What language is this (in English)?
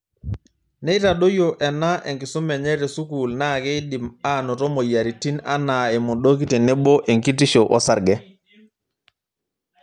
Masai